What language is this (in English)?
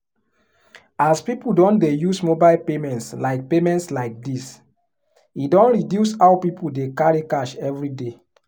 Nigerian Pidgin